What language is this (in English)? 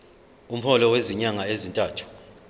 Zulu